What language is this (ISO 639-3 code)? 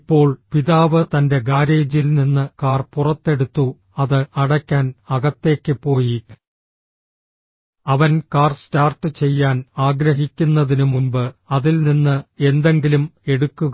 mal